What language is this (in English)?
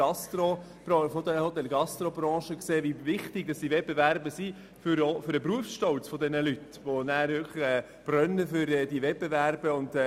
Swiss German